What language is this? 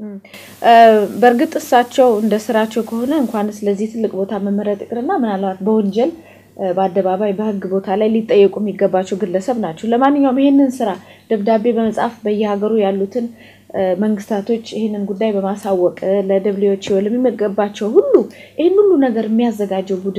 Arabic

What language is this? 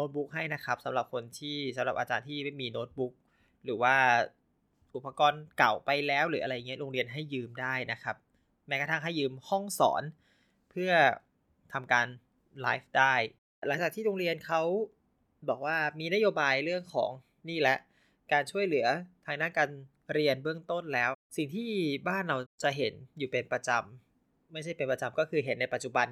Thai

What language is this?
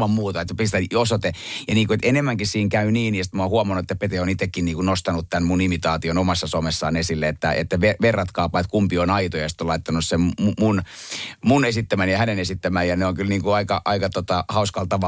Finnish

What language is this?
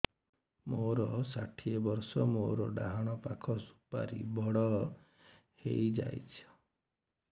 Odia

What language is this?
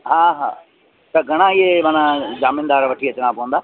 Sindhi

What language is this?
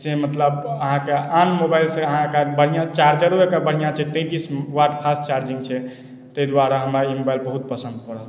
Maithili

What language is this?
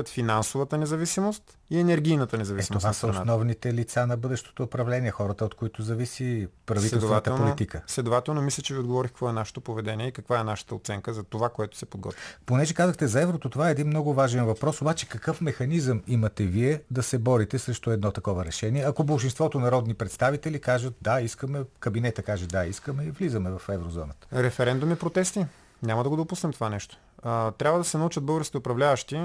Bulgarian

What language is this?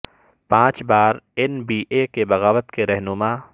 Urdu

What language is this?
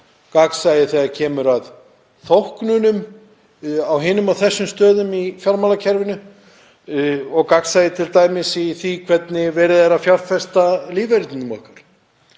Icelandic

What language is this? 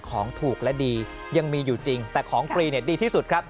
Thai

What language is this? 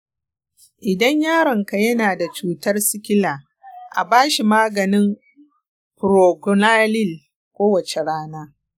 Hausa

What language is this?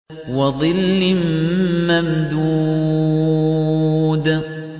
Arabic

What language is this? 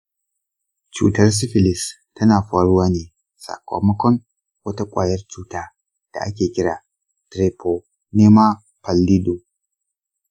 Hausa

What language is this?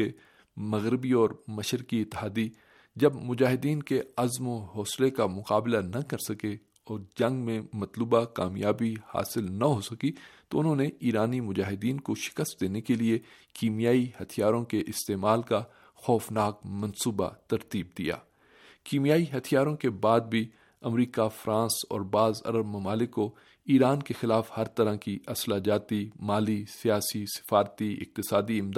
Urdu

